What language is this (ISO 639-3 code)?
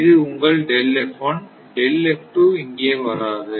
tam